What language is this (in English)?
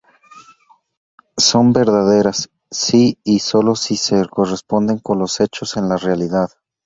Spanish